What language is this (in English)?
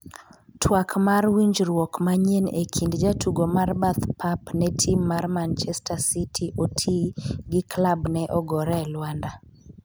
Luo (Kenya and Tanzania)